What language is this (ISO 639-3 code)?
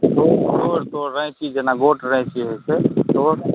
mai